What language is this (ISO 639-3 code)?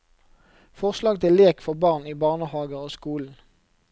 nor